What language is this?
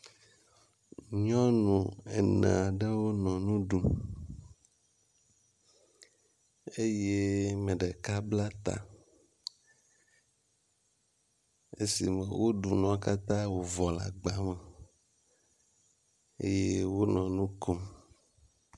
Ewe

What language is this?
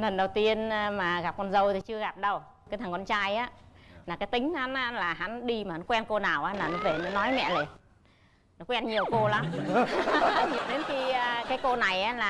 Vietnamese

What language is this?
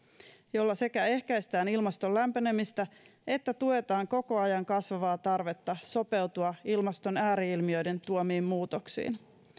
Finnish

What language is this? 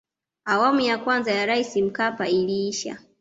Swahili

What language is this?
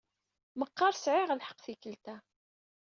Kabyle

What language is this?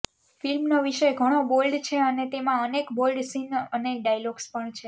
Gujarati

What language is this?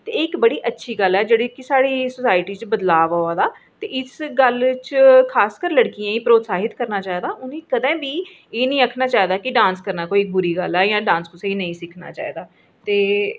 Dogri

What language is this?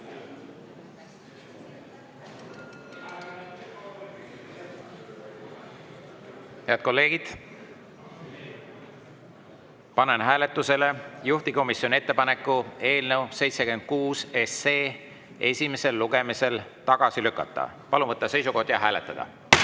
Estonian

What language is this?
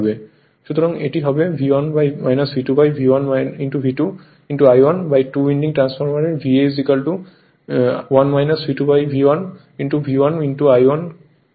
Bangla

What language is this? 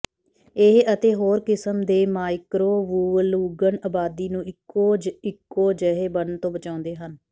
Punjabi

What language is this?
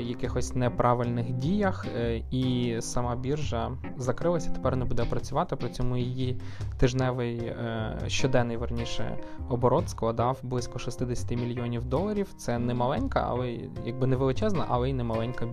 Ukrainian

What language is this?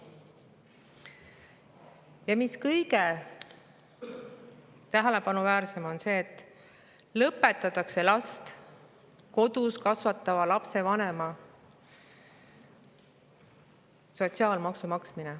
Estonian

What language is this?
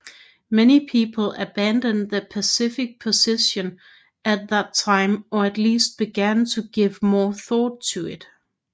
Danish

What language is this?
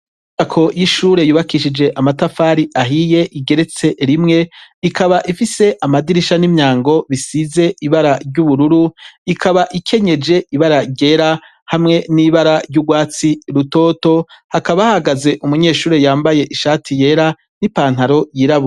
Rundi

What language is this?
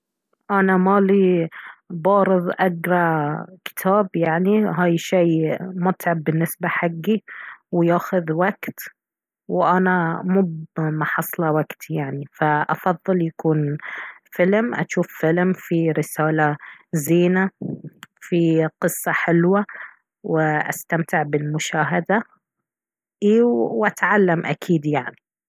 Baharna Arabic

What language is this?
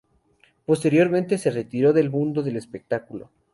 Spanish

